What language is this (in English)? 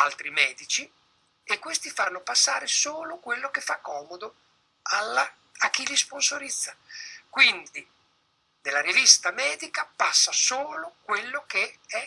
Italian